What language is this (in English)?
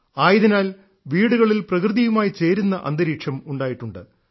Malayalam